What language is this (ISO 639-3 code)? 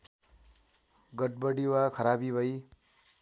nep